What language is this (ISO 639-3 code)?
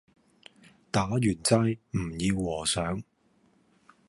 yue